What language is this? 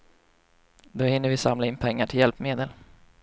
Swedish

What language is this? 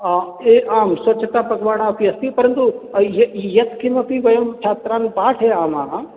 Sanskrit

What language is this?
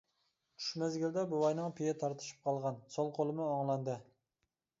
Uyghur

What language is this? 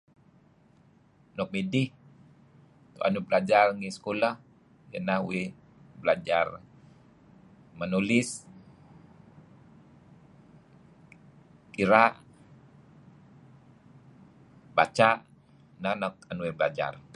Kelabit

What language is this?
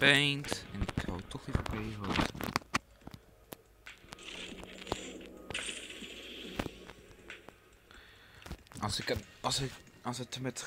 Dutch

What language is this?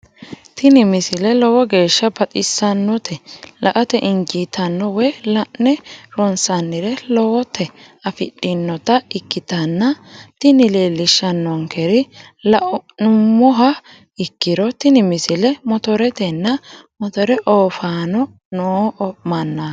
Sidamo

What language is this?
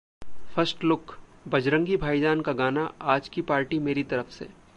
Hindi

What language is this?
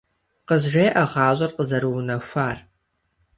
Kabardian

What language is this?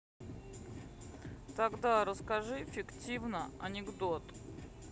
Russian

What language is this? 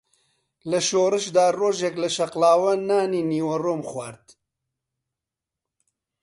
Central Kurdish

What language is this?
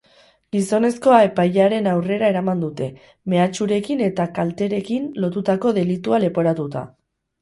Basque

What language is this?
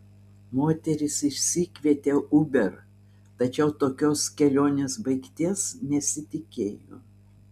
Lithuanian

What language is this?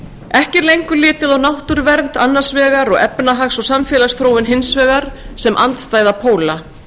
Icelandic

